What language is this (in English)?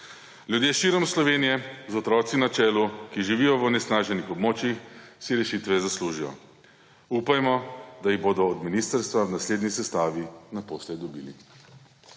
Slovenian